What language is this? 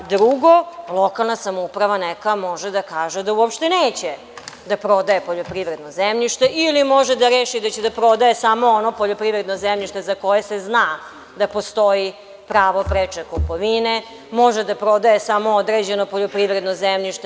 Serbian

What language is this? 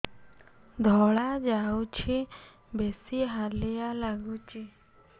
Odia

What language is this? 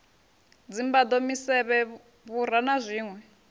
Venda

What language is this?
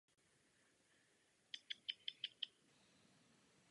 Czech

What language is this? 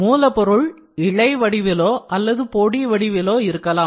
Tamil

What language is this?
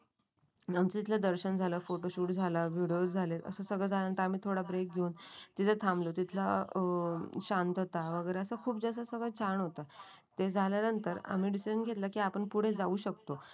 Marathi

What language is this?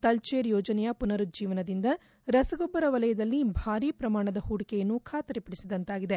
Kannada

